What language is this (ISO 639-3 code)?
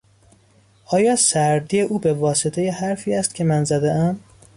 fas